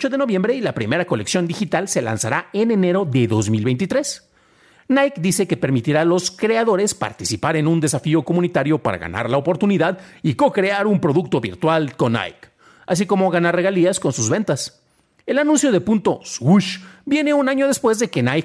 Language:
Spanish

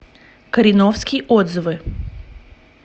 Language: Russian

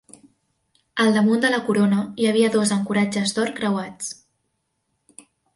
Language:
Catalan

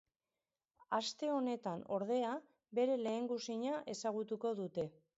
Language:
Basque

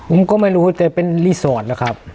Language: Thai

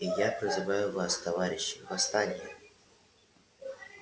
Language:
Russian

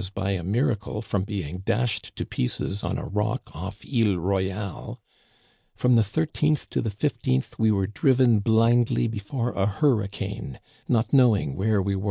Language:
English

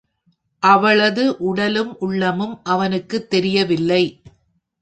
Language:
Tamil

